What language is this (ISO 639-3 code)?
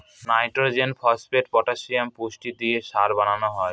ben